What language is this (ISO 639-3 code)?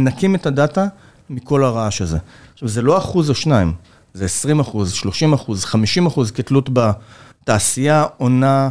heb